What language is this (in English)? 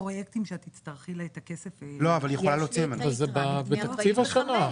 Hebrew